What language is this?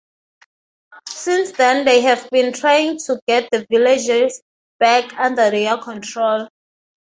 English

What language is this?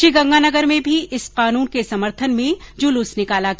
Hindi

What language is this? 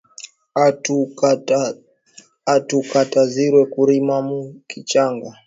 Swahili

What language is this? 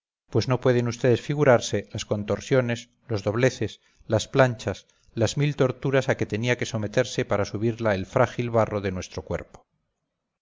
Spanish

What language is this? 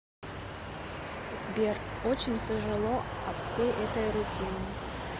Russian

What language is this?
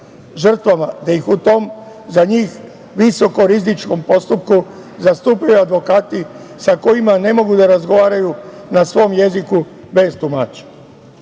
Serbian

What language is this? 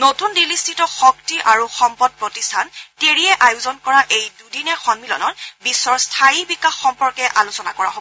Assamese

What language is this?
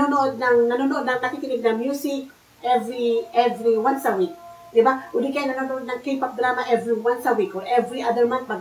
Filipino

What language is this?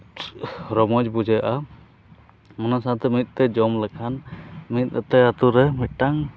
Santali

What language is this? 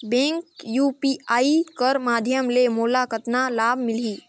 Chhattisgarhi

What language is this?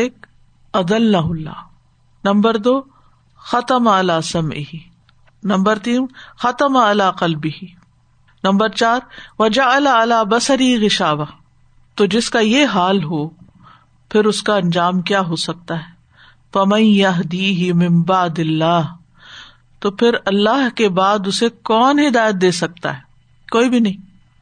Urdu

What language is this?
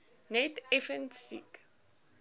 Afrikaans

